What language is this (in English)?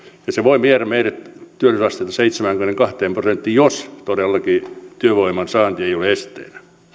Finnish